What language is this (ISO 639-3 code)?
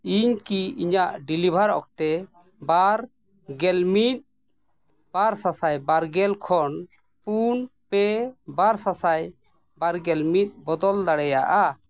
sat